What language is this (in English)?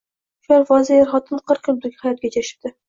Uzbek